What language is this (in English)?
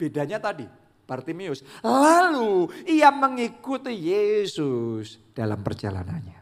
Indonesian